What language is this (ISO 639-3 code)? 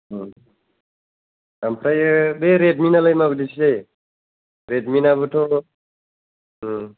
brx